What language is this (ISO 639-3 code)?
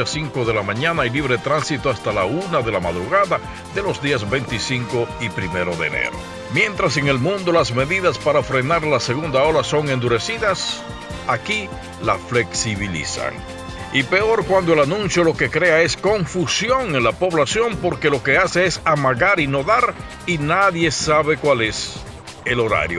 spa